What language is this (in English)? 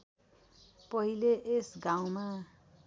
Nepali